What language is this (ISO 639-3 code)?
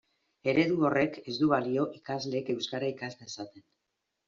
eus